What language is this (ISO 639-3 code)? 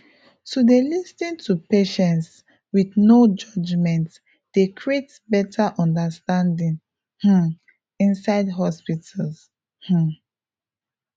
pcm